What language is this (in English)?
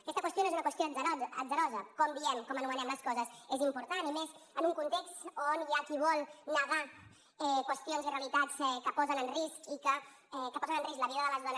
Catalan